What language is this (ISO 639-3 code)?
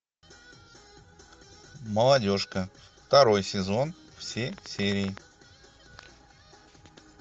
rus